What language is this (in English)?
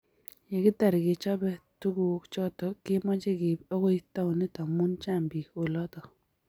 Kalenjin